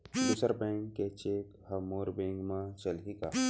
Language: Chhattisgarhi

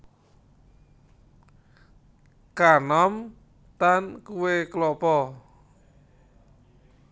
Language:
Javanese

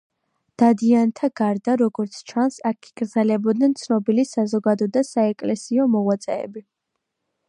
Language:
Georgian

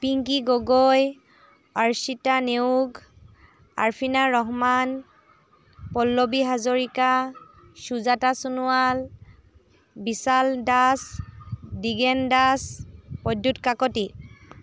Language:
Assamese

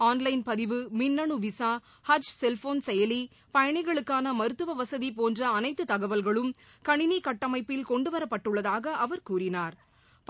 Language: Tamil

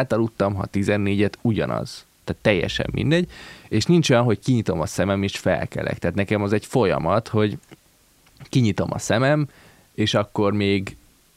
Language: Hungarian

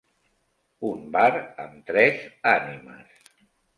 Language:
Catalan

